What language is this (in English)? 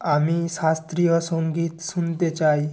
Bangla